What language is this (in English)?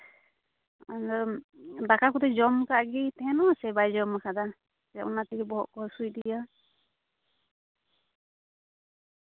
Santali